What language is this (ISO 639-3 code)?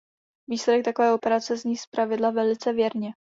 ces